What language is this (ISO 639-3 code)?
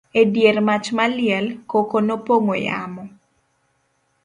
luo